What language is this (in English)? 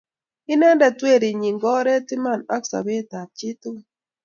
Kalenjin